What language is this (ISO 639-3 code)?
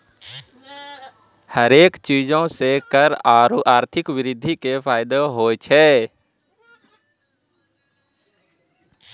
mai